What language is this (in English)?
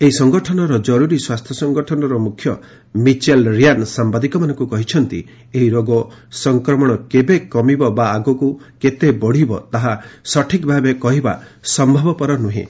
Odia